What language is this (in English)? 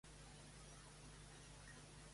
Catalan